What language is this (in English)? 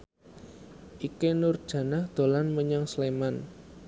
Javanese